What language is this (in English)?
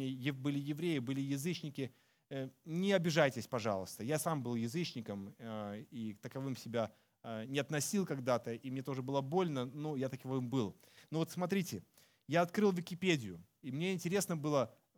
Russian